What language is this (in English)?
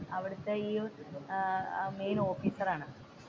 Malayalam